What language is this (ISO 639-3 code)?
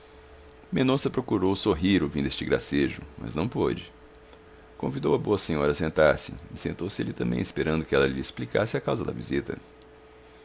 por